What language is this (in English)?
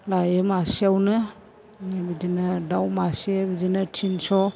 Bodo